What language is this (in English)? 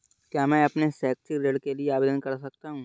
Hindi